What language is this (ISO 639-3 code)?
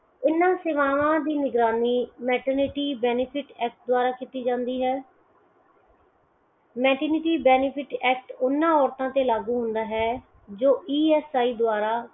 pan